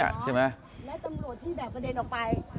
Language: Thai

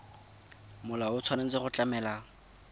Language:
Tswana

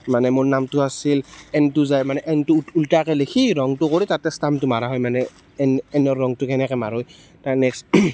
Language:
Assamese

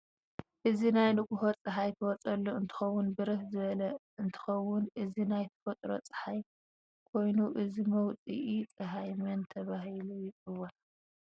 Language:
Tigrinya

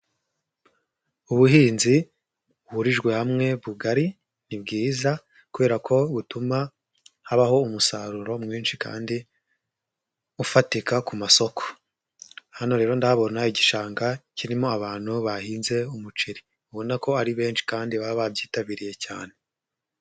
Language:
Kinyarwanda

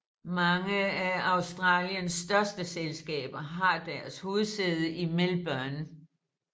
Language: Danish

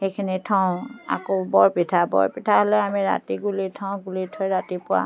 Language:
Assamese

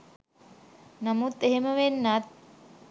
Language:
Sinhala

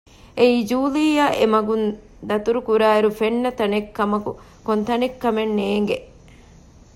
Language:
Divehi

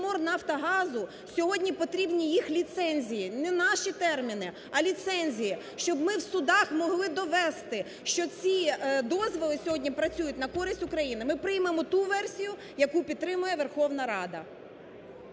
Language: Ukrainian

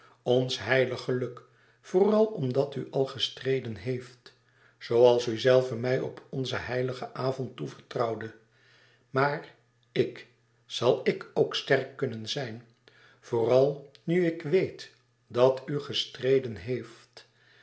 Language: Dutch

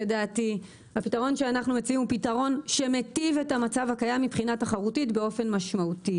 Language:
Hebrew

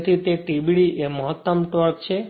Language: Gujarati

